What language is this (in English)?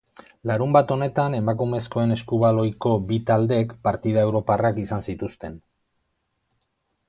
Basque